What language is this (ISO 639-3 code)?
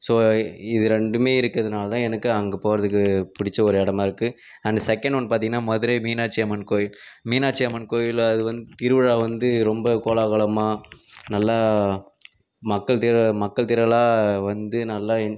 tam